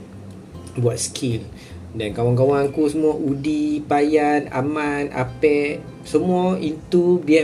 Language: Malay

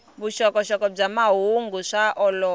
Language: Tsonga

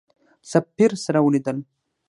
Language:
Pashto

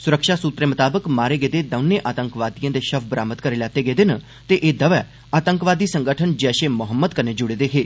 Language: Dogri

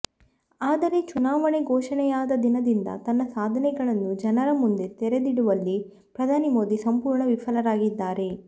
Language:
Kannada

